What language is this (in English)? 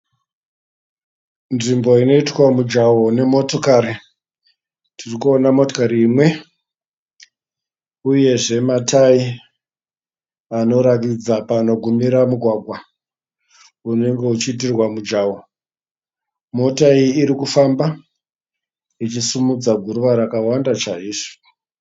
Shona